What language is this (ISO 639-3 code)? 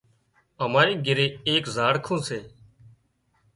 kxp